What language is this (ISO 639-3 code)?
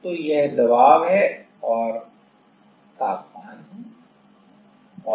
hin